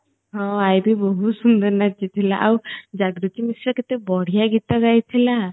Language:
Odia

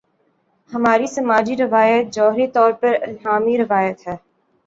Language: Urdu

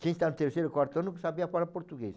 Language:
Portuguese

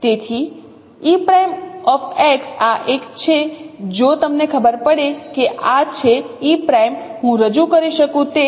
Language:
Gujarati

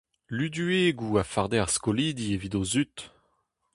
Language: Breton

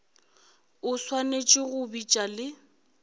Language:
Northern Sotho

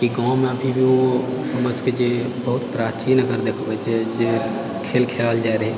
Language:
Maithili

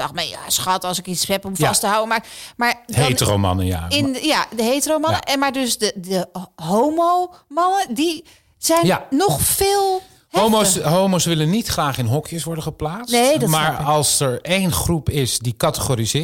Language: Dutch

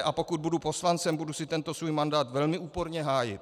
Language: Czech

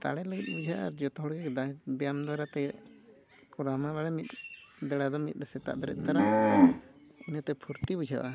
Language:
Santali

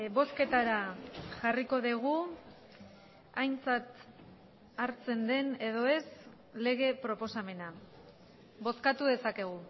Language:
Basque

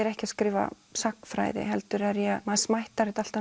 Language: Icelandic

